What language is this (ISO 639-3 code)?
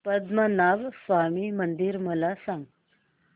mar